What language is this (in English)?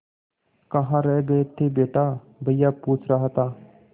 Hindi